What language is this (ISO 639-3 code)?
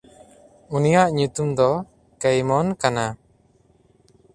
sat